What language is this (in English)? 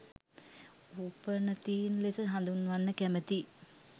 Sinhala